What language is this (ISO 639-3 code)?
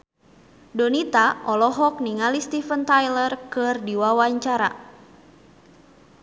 sun